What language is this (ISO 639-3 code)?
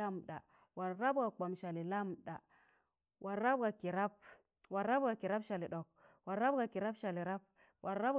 tan